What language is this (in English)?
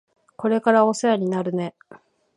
Japanese